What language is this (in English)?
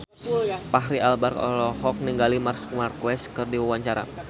Sundanese